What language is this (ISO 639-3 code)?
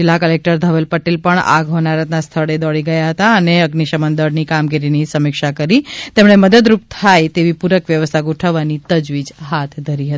guj